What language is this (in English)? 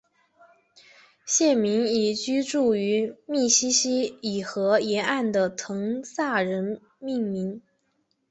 Chinese